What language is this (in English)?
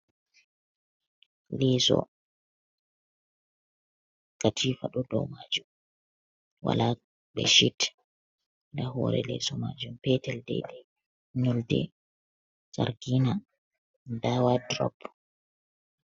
Fula